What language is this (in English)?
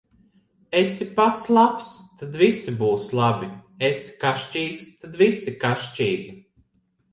Latvian